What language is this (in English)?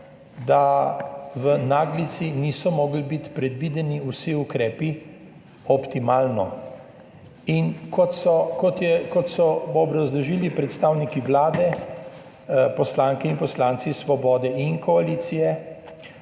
Slovenian